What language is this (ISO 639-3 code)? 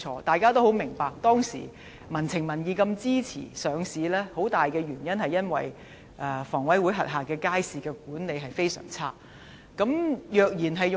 yue